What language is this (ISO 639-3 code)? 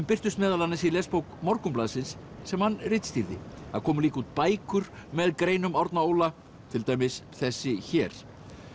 isl